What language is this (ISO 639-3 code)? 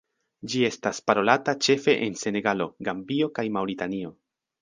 epo